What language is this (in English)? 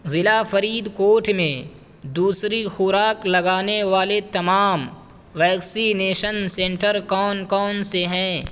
Urdu